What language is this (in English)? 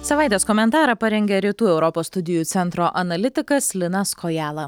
Lithuanian